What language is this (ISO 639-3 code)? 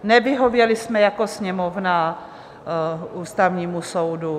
ces